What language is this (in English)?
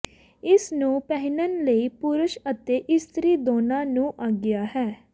Punjabi